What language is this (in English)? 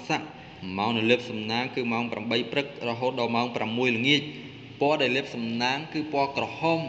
Thai